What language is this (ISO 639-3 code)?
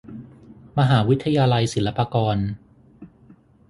tha